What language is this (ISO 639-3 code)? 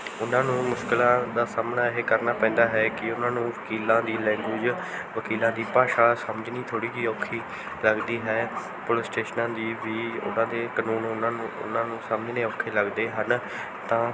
pan